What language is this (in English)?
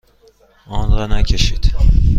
Persian